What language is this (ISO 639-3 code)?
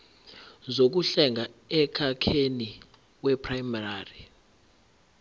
zul